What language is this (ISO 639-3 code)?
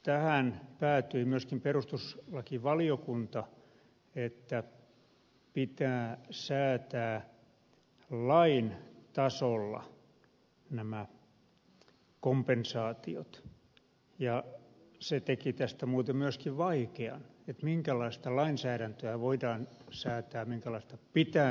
fin